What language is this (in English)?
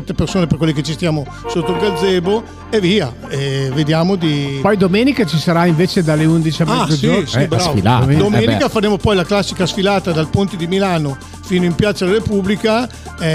Italian